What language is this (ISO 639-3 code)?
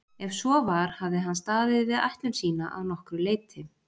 isl